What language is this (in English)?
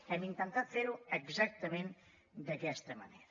Catalan